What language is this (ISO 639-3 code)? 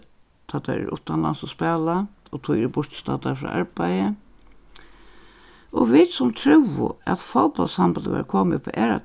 fao